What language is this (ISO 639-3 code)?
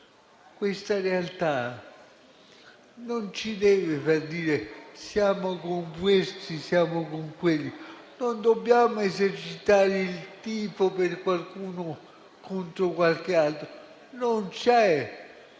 ita